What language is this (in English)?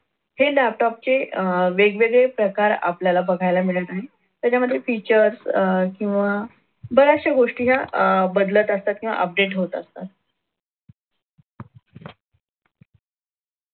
Marathi